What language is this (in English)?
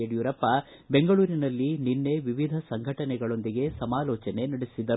Kannada